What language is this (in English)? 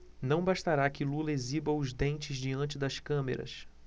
Portuguese